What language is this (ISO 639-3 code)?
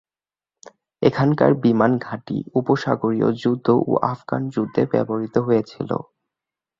ben